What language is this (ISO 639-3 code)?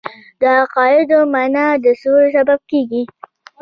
pus